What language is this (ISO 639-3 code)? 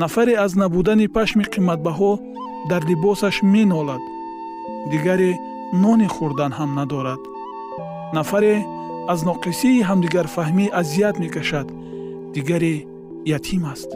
fas